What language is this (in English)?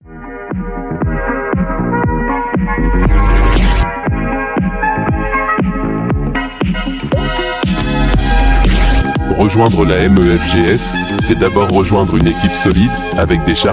French